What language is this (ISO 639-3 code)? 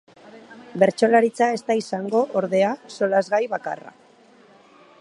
eus